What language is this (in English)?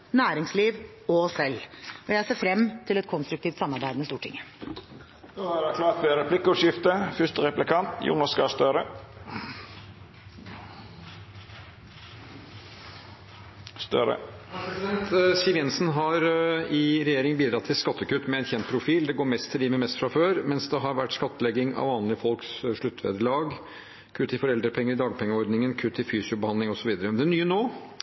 Norwegian